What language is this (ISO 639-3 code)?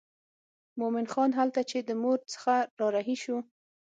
pus